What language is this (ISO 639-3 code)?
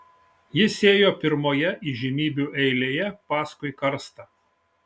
lit